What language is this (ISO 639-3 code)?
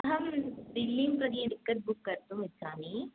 san